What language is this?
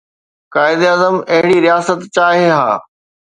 Sindhi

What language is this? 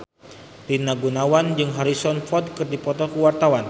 Sundanese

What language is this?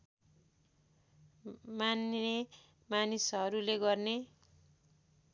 Nepali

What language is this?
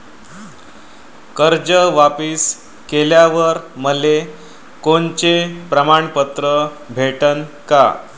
Marathi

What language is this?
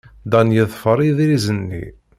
Kabyle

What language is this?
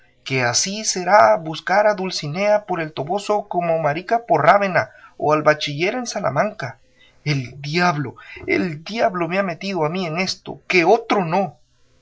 Spanish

